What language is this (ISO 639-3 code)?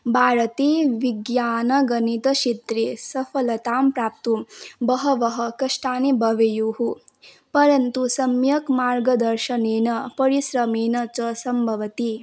san